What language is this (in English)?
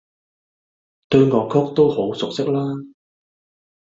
Cantonese